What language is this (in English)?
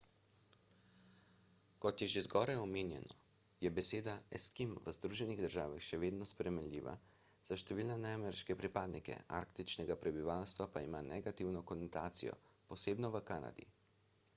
Slovenian